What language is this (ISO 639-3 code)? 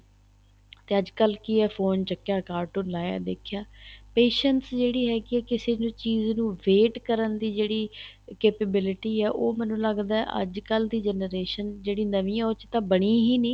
pan